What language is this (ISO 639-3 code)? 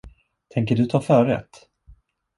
swe